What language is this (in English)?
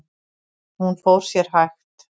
Icelandic